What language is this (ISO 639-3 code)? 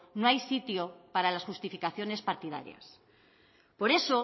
spa